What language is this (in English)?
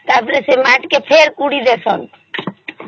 Odia